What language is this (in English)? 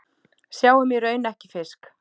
Icelandic